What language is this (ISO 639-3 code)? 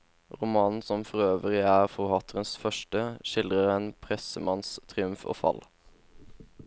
nor